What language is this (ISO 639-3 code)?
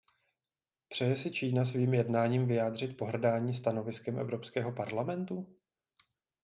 ces